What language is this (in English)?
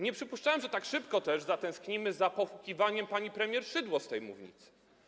Polish